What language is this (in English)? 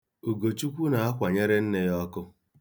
Igbo